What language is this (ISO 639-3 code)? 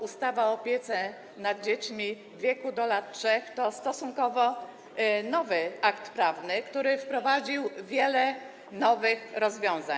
pol